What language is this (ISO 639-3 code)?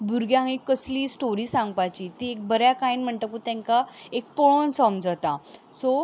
kok